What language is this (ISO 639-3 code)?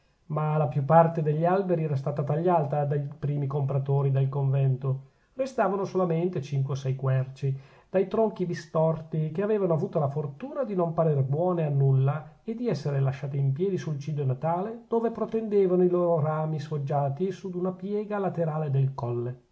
ita